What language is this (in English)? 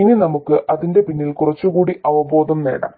Malayalam